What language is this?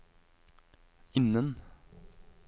Norwegian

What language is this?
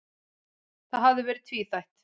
Icelandic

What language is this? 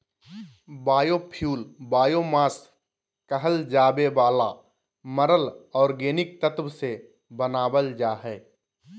Magahi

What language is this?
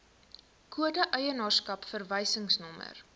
Afrikaans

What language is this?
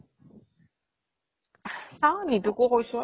Assamese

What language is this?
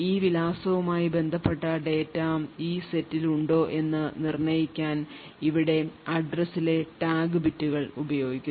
Malayalam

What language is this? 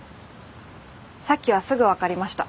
Japanese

